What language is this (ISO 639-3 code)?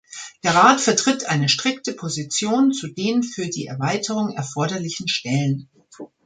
deu